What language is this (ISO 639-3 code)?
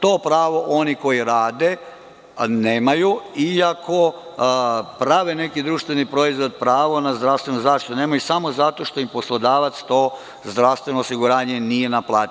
srp